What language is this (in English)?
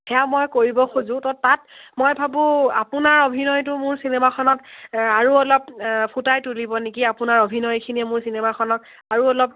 Assamese